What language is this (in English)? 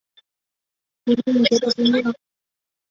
Chinese